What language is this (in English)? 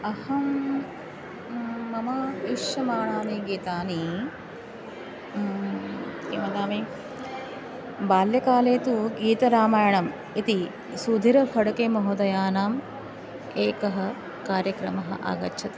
Sanskrit